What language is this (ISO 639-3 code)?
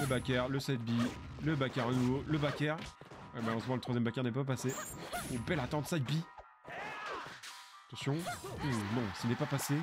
fra